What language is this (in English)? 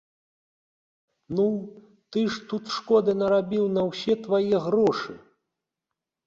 Belarusian